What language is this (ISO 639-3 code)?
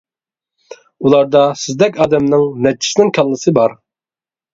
uig